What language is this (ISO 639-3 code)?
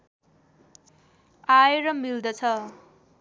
nep